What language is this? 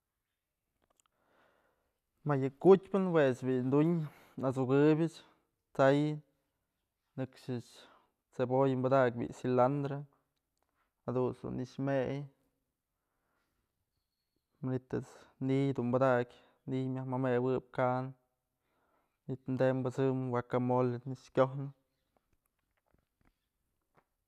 Mazatlán Mixe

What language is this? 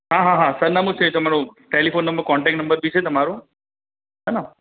Gujarati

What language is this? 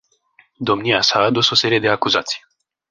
Romanian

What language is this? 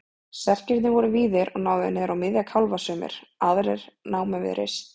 Icelandic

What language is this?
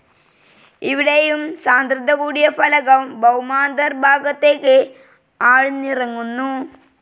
Malayalam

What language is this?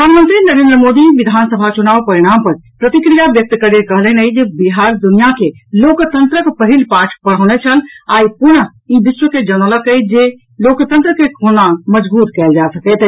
Maithili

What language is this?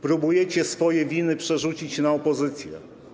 Polish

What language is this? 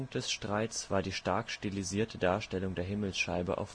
German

